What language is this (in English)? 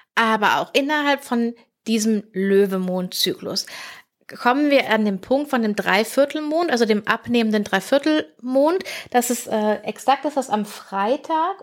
German